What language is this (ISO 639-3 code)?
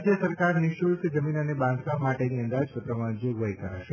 guj